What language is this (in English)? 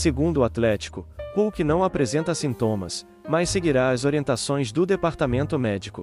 Portuguese